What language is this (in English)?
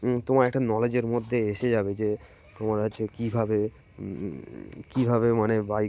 Bangla